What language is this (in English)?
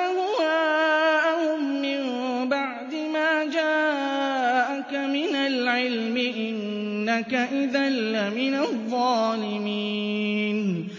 Arabic